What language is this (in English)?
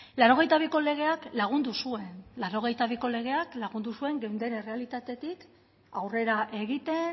Basque